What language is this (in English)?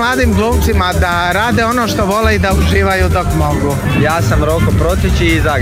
Croatian